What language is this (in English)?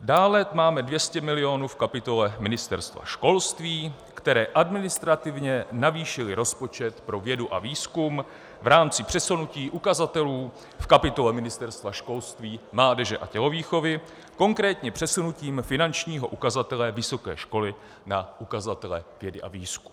Czech